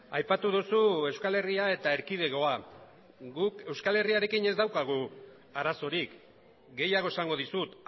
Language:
Basque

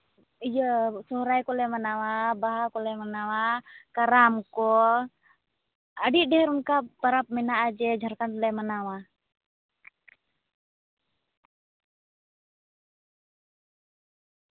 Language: Santali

